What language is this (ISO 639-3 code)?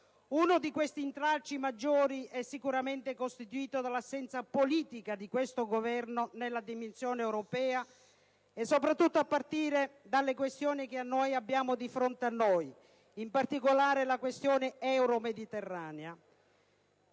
ita